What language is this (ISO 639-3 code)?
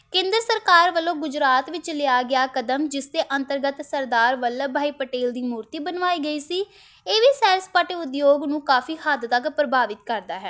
pan